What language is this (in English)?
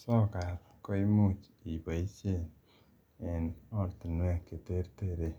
Kalenjin